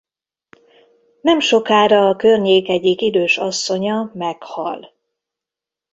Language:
Hungarian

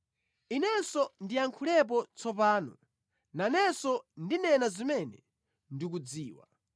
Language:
Nyanja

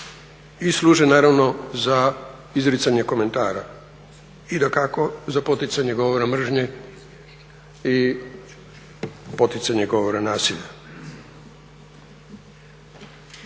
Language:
Croatian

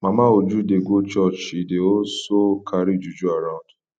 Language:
Nigerian Pidgin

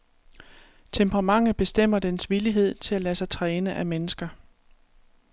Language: Danish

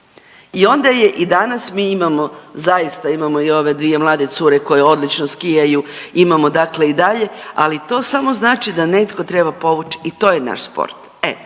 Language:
Croatian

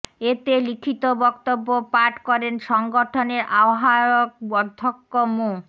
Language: Bangla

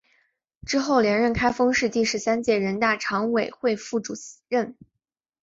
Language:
Chinese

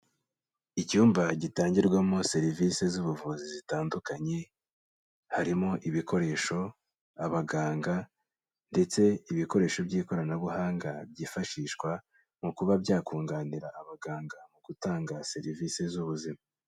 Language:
Kinyarwanda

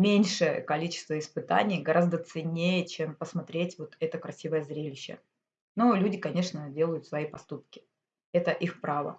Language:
Russian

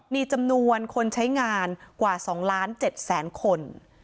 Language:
Thai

